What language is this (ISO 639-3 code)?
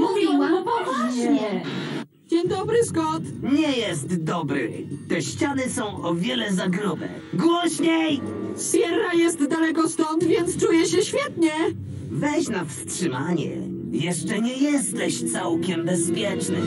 pol